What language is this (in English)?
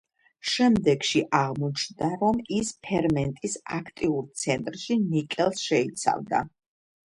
Georgian